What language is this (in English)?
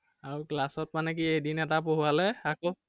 Assamese